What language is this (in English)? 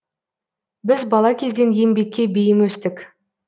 Kazakh